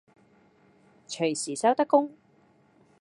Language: Cantonese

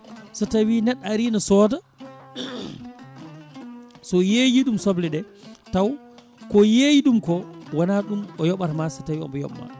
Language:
Fula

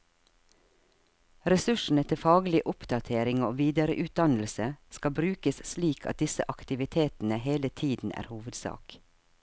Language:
Norwegian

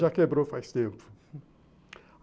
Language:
Portuguese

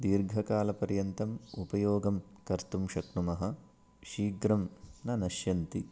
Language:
Sanskrit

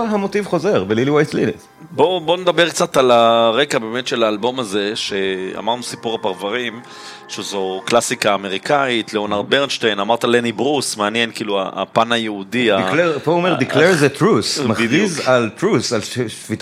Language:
Hebrew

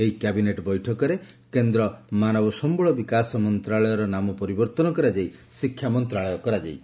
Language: Odia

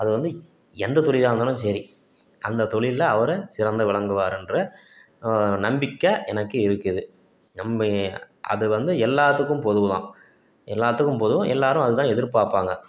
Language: Tamil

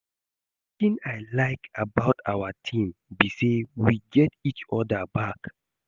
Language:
Nigerian Pidgin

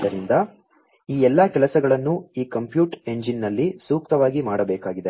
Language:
Kannada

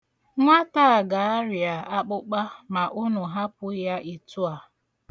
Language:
Igbo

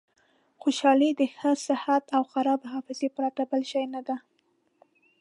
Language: Pashto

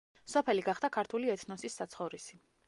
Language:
Georgian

